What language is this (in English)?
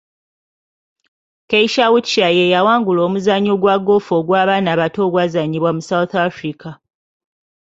Ganda